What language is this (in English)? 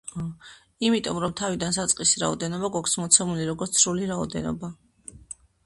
Georgian